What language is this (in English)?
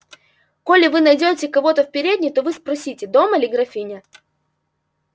Russian